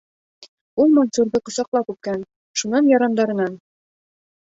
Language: Bashkir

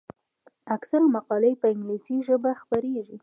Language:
Pashto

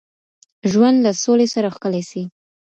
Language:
Pashto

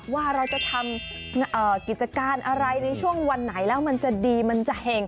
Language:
Thai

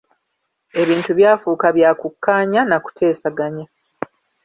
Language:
Ganda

